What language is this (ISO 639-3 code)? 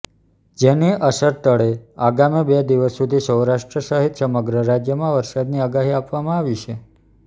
guj